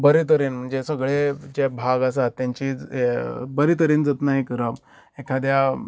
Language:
Konkani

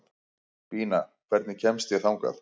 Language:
Icelandic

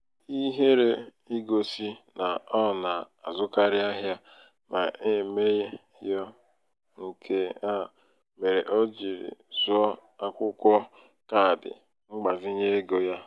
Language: Igbo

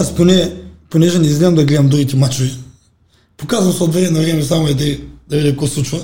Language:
Bulgarian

